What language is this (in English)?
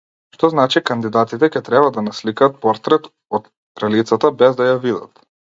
Macedonian